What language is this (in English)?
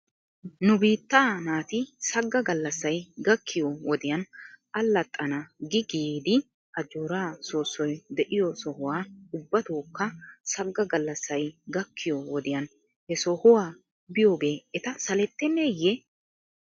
Wolaytta